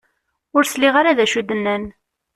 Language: Kabyle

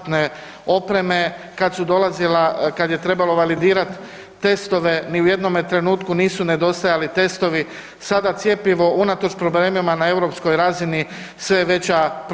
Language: Croatian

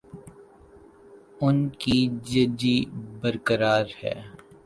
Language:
Urdu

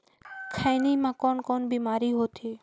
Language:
Chhattisgarhi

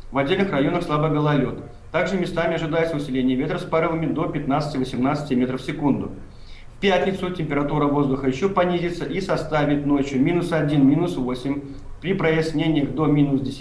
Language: Russian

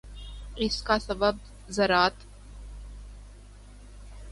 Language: Urdu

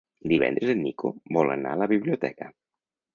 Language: Catalan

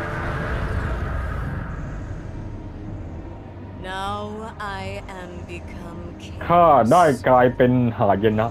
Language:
Thai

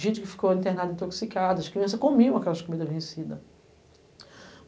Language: Portuguese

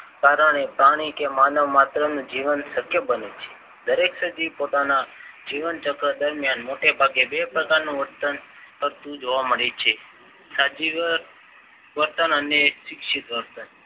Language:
Gujarati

